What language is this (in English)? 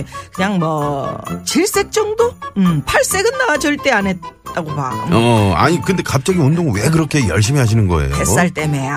Korean